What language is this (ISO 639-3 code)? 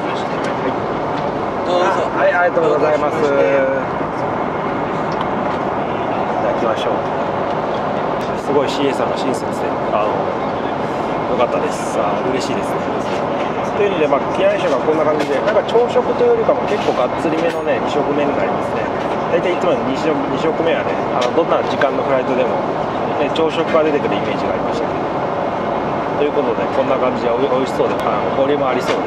jpn